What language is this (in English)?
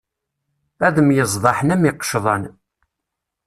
Kabyle